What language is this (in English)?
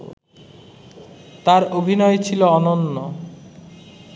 Bangla